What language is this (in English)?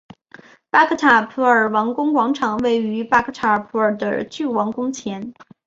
Chinese